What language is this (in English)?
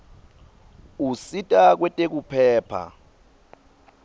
Swati